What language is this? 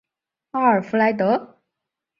Chinese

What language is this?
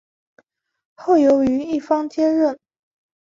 Chinese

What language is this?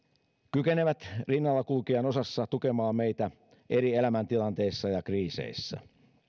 Finnish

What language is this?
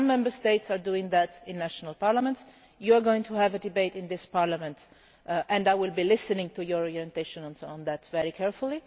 English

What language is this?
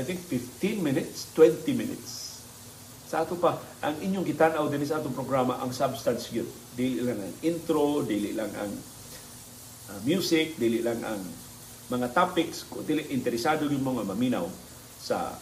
Filipino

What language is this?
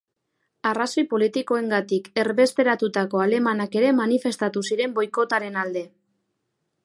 Basque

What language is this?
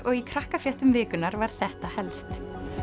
Icelandic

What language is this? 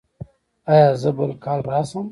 Pashto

